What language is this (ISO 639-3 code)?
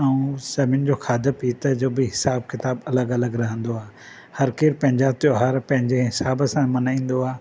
snd